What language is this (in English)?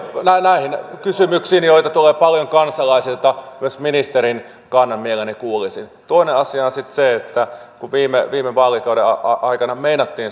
Finnish